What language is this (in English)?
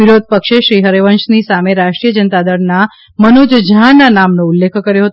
Gujarati